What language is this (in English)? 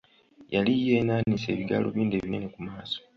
Ganda